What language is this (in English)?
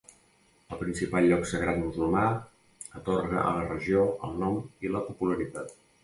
Catalan